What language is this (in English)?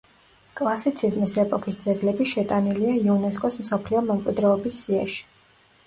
Georgian